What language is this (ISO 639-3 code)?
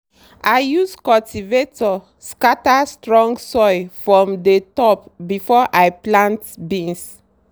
pcm